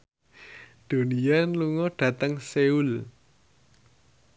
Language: Javanese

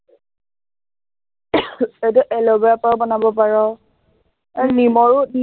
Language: Assamese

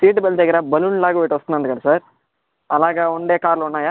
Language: Telugu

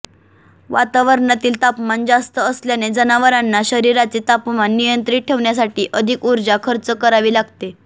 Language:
Marathi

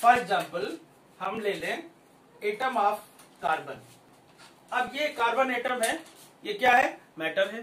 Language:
Hindi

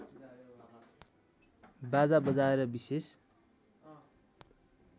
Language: Nepali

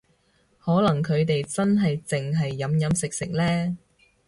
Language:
Cantonese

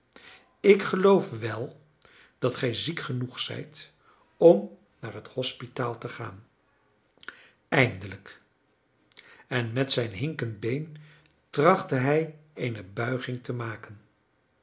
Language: Dutch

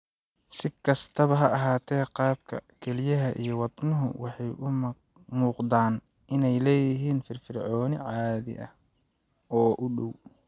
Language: Somali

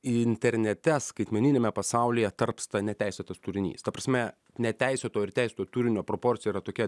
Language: Lithuanian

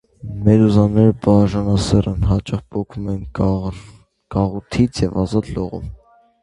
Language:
Armenian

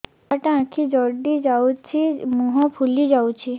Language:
Odia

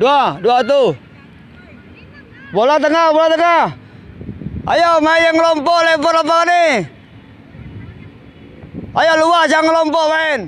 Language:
Indonesian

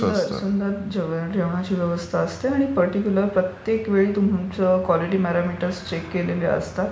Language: Marathi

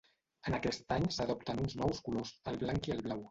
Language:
Catalan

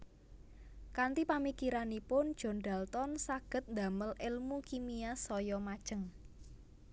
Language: Javanese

